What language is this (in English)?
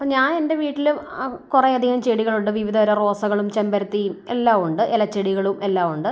Malayalam